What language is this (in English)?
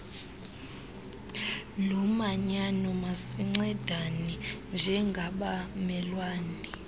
Xhosa